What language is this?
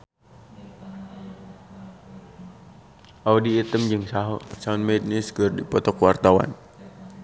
Sundanese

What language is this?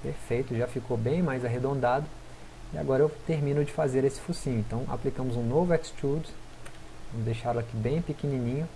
Portuguese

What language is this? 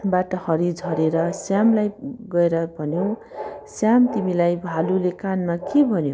Nepali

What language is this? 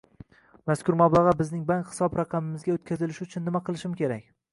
Uzbek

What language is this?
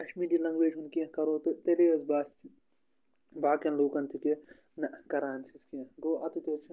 Kashmiri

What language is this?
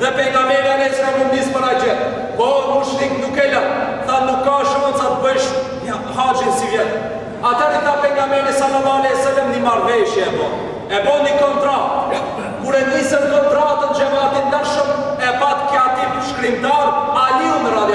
Romanian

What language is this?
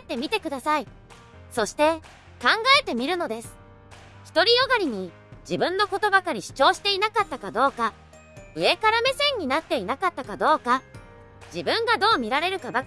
Japanese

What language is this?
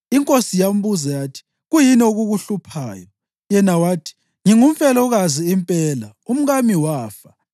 North Ndebele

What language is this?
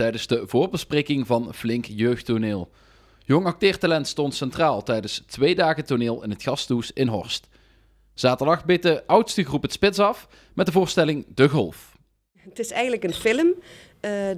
Dutch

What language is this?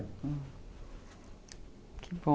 Portuguese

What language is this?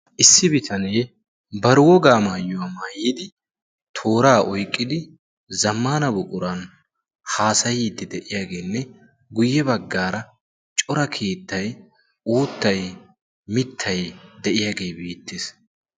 Wolaytta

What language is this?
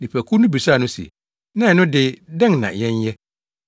Akan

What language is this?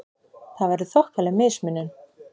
Icelandic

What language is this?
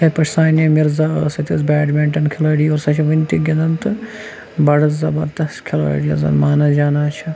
Kashmiri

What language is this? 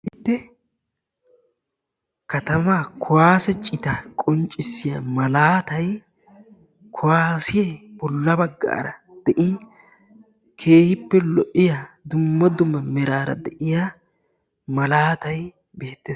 Wolaytta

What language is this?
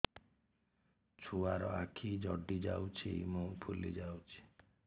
Odia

